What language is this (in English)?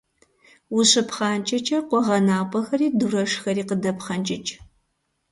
Kabardian